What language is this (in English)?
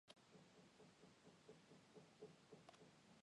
Chinese